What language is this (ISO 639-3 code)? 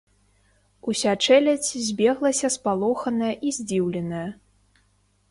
bel